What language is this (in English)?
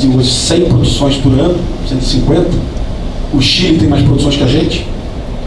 Portuguese